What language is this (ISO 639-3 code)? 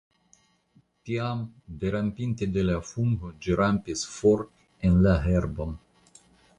epo